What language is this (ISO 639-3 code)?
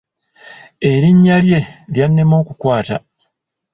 lug